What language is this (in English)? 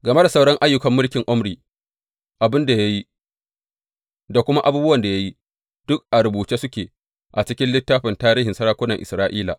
Hausa